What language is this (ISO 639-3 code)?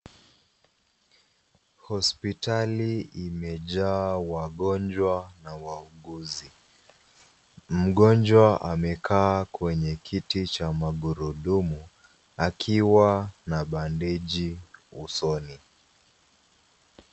swa